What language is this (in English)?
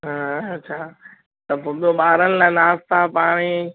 Sindhi